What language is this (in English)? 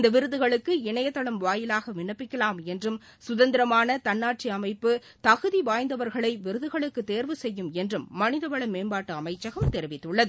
Tamil